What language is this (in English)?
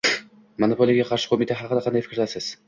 Uzbek